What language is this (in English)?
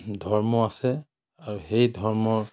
Assamese